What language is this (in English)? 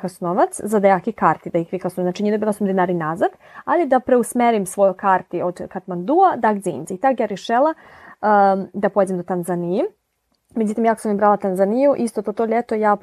Ukrainian